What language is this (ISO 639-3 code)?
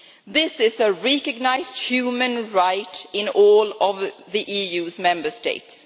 eng